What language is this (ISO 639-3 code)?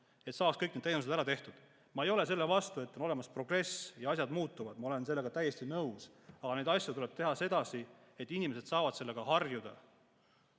est